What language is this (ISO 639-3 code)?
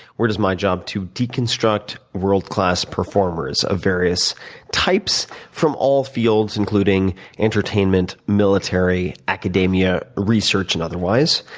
eng